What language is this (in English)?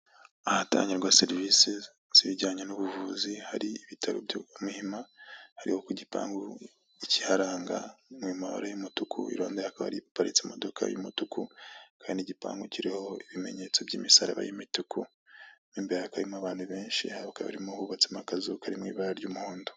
Kinyarwanda